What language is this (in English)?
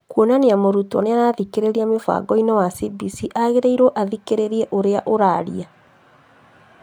Kikuyu